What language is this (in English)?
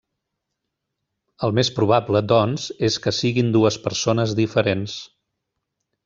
Catalan